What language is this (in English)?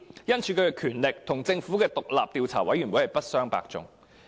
Cantonese